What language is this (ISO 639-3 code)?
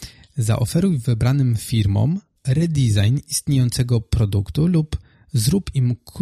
pol